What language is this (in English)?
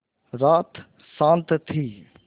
Hindi